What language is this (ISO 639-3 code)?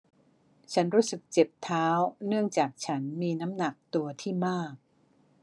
tha